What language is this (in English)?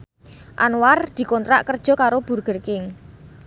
Javanese